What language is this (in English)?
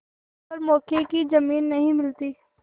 Hindi